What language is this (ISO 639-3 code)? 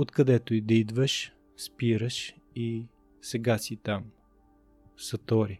bul